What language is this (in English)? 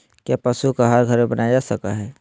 Magahi